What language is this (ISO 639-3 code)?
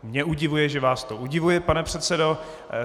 ces